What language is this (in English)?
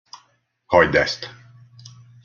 Hungarian